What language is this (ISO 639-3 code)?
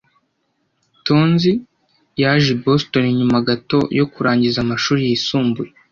kin